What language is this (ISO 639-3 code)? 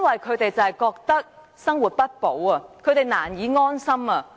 yue